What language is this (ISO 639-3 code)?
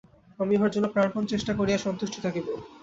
ben